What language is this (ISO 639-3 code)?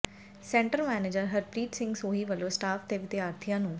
pan